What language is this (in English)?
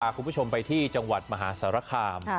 Thai